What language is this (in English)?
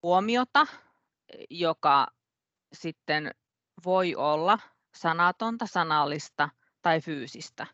Finnish